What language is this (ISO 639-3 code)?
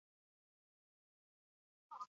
eus